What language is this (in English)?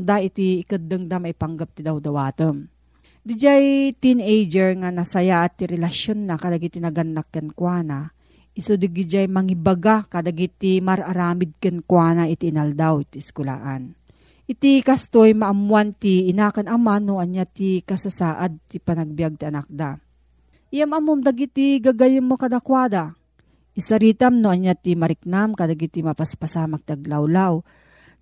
Filipino